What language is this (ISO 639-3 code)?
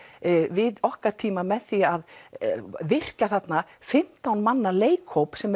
isl